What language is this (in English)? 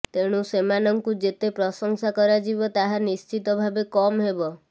Odia